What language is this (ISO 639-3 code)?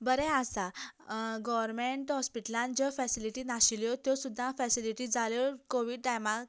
kok